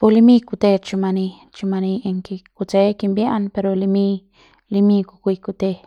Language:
Central Pame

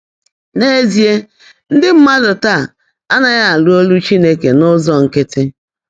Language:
Igbo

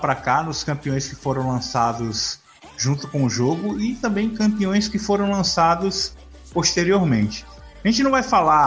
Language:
Portuguese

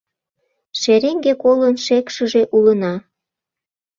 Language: Mari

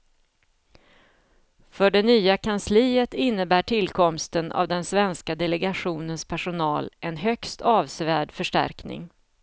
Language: Swedish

